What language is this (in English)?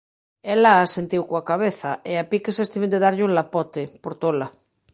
Galician